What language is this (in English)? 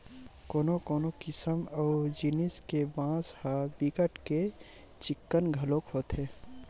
Chhattisgarhi